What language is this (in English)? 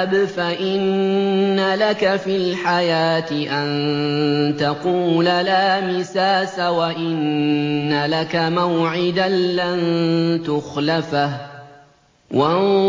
Arabic